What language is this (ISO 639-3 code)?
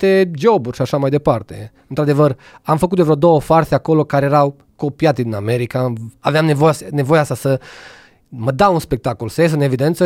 ron